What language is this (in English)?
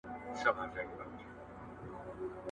Pashto